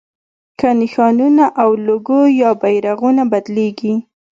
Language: Pashto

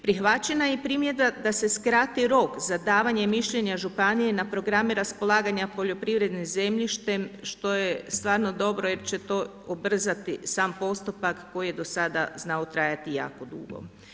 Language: Croatian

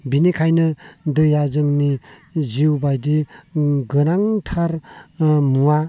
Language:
Bodo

